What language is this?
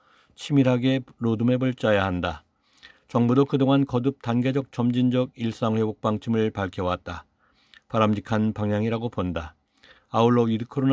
Korean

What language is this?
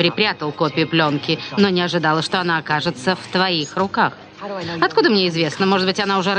Russian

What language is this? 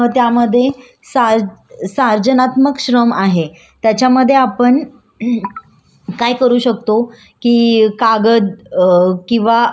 Marathi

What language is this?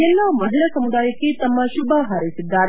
Kannada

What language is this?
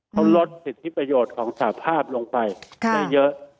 Thai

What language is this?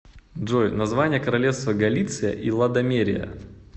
Russian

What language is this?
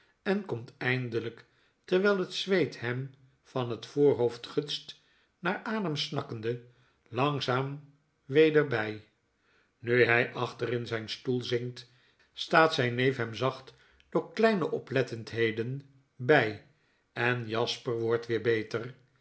Dutch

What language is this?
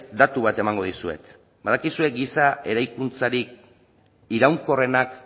Basque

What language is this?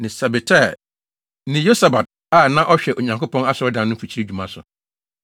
Akan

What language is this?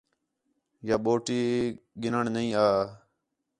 Khetrani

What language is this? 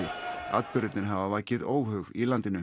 Icelandic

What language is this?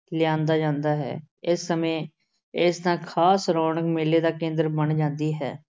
Punjabi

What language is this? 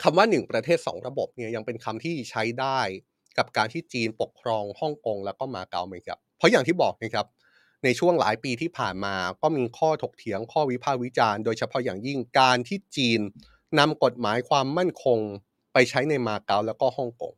Thai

